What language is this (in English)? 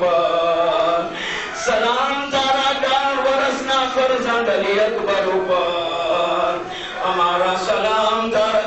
Arabic